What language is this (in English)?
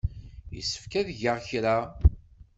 Kabyle